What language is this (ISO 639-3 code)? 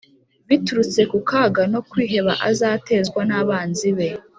kin